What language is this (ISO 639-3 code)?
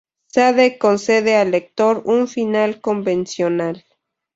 spa